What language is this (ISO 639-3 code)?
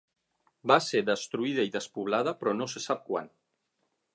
cat